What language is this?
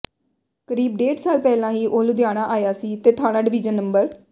Punjabi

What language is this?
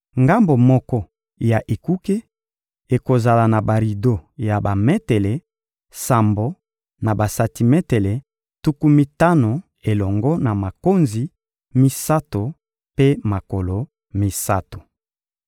Lingala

